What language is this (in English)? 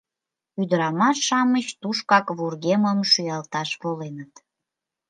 Mari